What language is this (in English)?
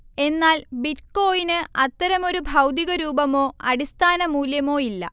Malayalam